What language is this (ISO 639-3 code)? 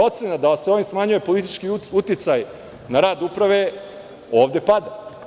srp